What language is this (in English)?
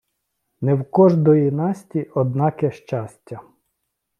Ukrainian